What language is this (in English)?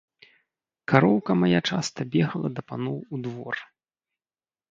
Belarusian